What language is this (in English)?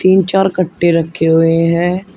Hindi